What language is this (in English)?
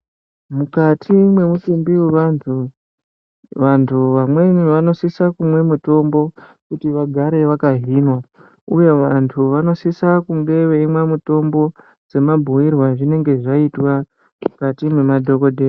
Ndau